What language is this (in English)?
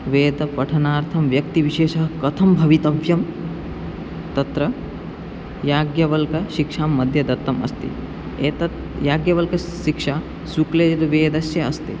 Sanskrit